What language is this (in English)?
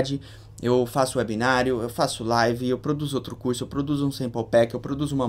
Portuguese